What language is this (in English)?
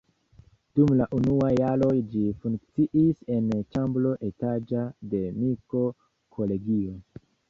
Esperanto